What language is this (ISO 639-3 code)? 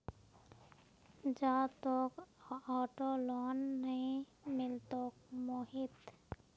mag